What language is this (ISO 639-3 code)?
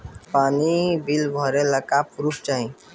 bho